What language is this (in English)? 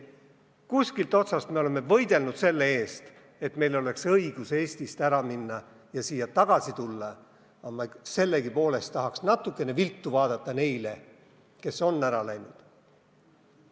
Estonian